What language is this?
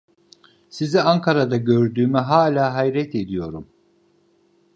Turkish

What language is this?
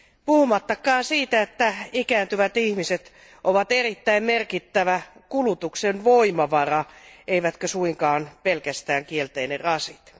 Finnish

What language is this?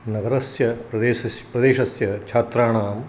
Sanskrit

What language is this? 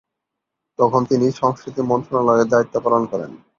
Bangla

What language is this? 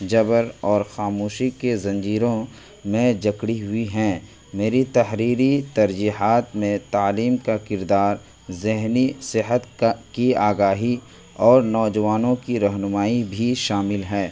Urdu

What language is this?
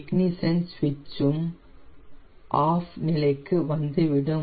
Tamil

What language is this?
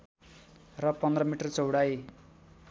Nepali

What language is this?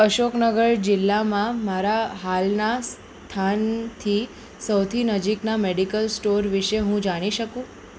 Gujarati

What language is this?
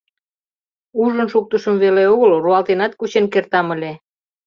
Mari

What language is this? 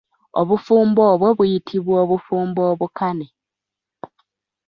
Ganda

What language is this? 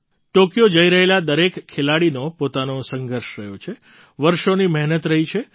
Gujarati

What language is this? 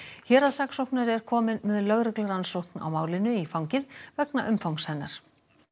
Icelandic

